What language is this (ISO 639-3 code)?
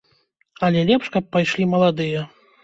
bel